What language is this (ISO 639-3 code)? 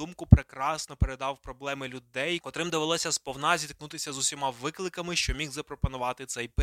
ukr